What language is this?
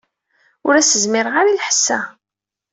Kabyle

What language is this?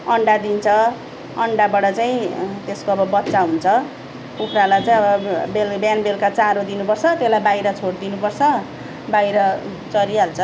Nepali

